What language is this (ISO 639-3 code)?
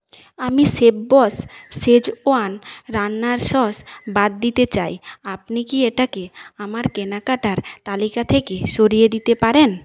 ben